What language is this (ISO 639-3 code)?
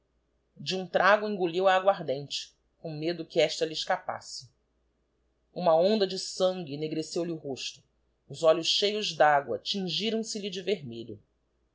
por